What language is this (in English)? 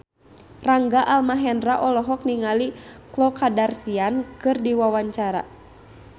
Sundanese